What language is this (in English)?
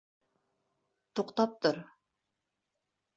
Bashkir